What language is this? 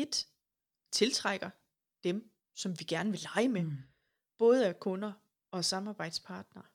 Danish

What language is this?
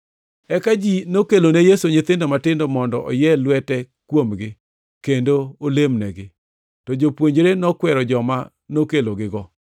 Luo (Kenya and Tanzania)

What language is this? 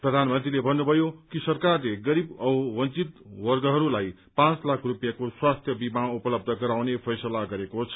Nepali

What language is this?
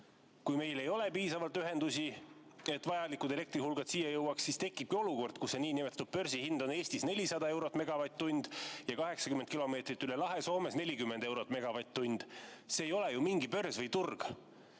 Estonian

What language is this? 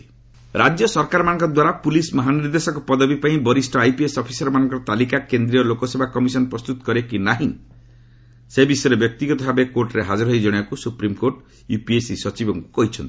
Odia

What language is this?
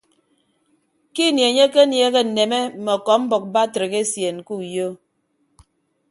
Ibibio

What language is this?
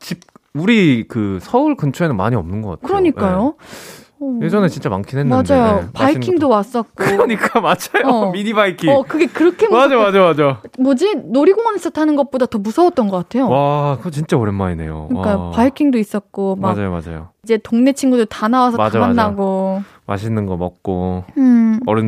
Korean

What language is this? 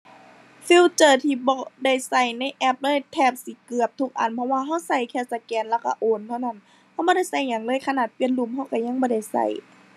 Thai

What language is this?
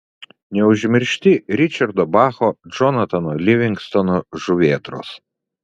Lithuanian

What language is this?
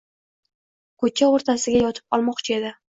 Uzbek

